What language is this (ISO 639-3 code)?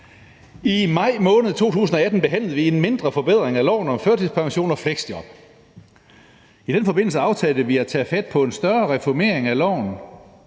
dan